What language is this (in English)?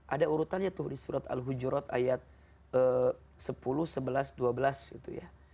Indonesian